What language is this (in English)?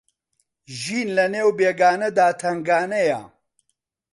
Central Kurdish